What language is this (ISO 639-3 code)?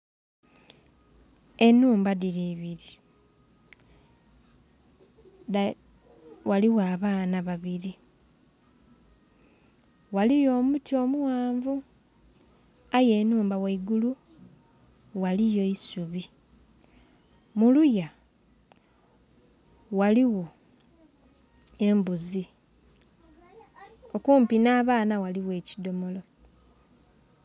xog